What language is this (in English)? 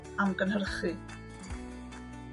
Welsh